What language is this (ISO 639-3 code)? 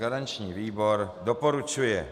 ces